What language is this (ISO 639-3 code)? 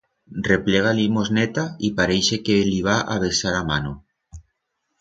arg